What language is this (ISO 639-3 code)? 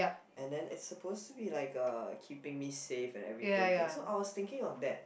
eng